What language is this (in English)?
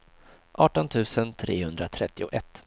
Swedish